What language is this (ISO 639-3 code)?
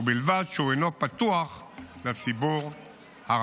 heb